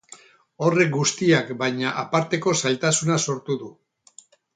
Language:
Basque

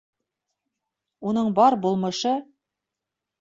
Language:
Bashkir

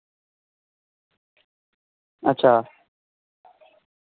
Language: Dogri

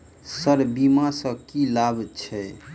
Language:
Maithili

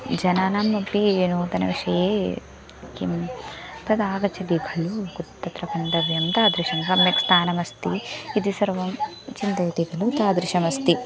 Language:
Sanskrit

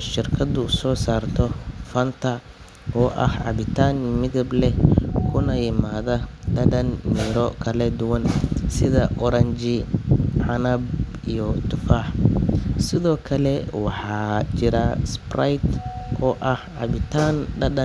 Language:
Somali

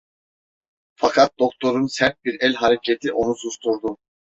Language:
Turkish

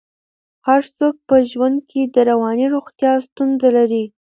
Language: Pashto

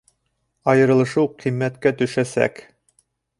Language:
Bashkir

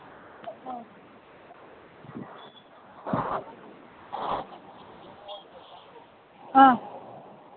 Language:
Manipuri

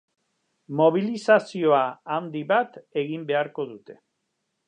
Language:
Basque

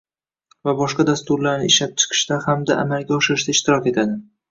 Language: Uzbek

